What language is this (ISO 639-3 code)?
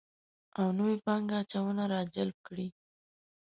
pus